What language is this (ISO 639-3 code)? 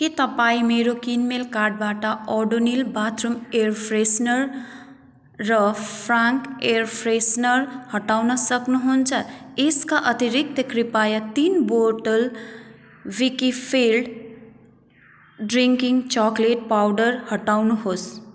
nep